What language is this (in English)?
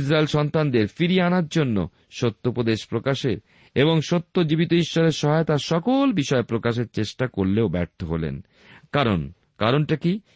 Bangla